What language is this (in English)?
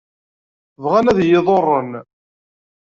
Kabyle